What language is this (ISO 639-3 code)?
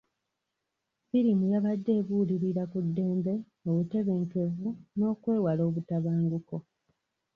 lug